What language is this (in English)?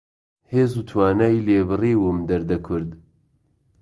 Central Kurdish